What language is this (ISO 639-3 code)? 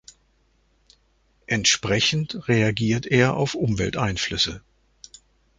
deu